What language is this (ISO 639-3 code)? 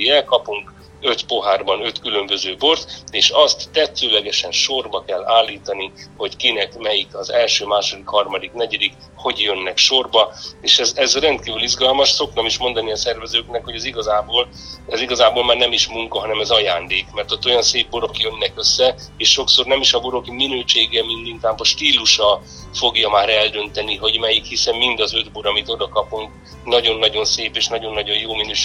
hun